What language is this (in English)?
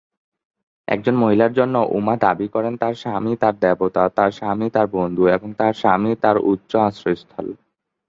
Bangla